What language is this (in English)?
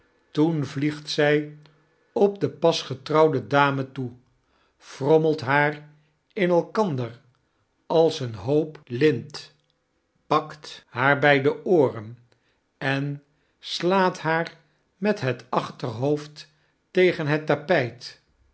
Dutch